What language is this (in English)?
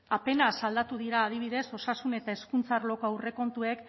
Basque